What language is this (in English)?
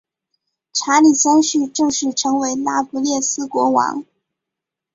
Chinese